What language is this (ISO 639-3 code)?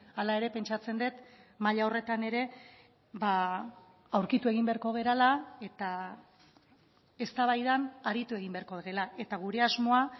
eus